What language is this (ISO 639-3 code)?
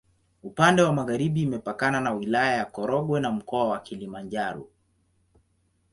swa